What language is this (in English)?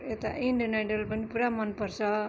Nepali